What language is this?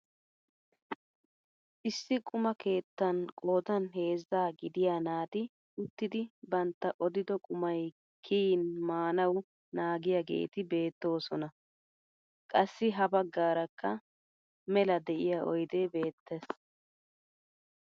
Wolaytta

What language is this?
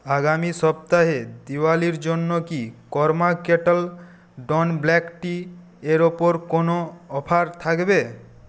Bangla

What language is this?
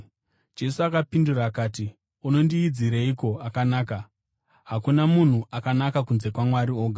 Shona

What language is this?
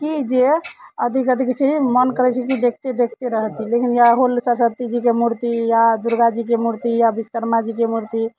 Maithili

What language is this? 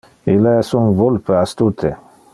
Interlingua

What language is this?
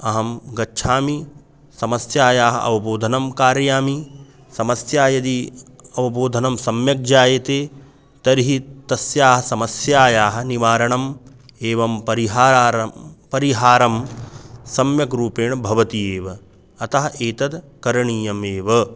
Sanskrit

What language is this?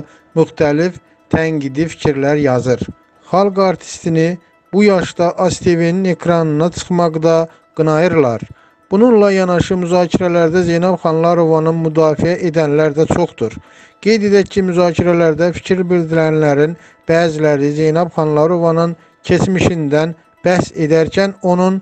Turkish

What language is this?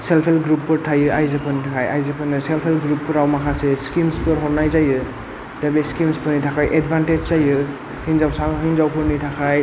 Bodo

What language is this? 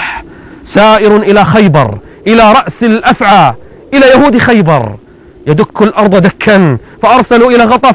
Arabic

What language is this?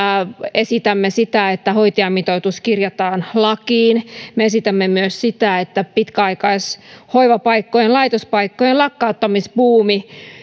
Finnish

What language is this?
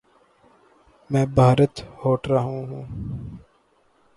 Urdu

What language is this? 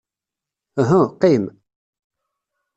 Kabyle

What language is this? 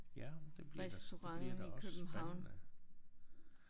Danish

